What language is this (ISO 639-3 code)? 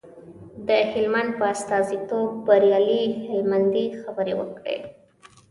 pus